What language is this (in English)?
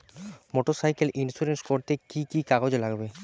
Bangla